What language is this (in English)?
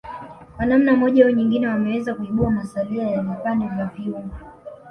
Swahili